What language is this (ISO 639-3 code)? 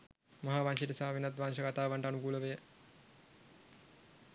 sin